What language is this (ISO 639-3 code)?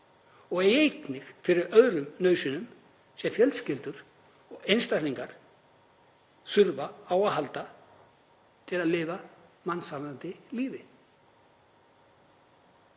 isl